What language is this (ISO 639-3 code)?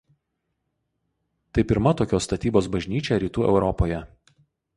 lit